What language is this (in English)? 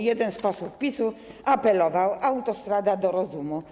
Polish